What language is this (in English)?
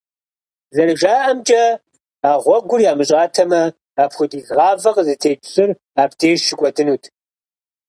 Kabardian